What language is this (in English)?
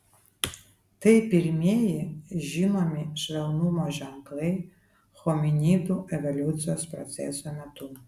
Lithuanian